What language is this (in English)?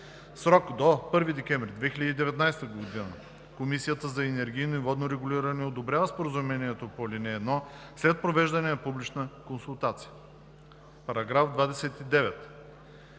Bulgarian